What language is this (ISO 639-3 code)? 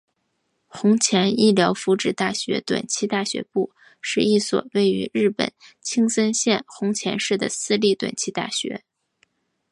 zho